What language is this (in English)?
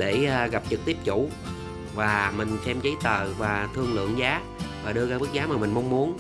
Vietnamese